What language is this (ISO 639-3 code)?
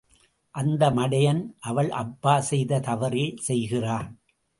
tam